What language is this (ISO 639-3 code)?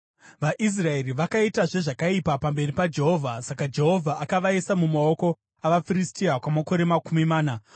sna